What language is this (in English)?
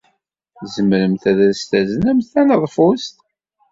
Kabyle